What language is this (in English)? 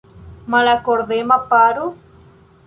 Esperanto